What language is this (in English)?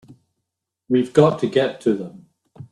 English